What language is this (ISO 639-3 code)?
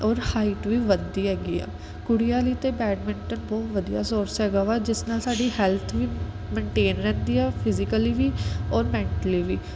pan